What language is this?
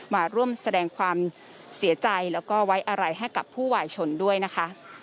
Thai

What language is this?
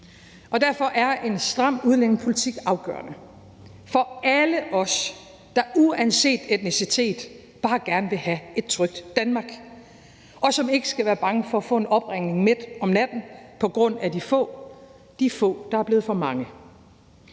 Danish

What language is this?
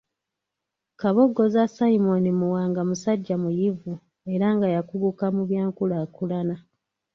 Ganda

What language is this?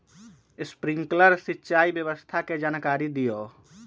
Magahi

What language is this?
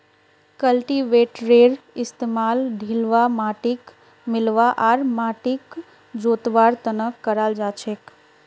Magahi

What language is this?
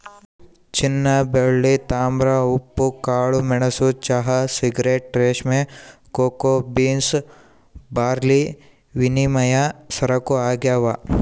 Kannada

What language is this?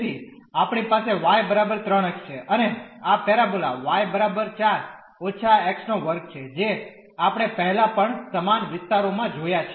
Gujarati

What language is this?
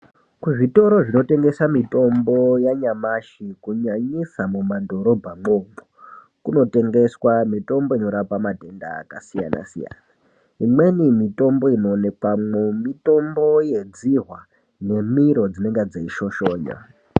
Ndau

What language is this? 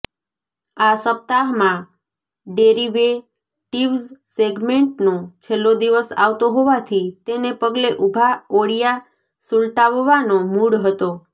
Gujarati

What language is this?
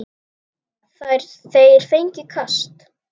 Icelandic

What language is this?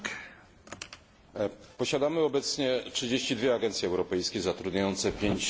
Polish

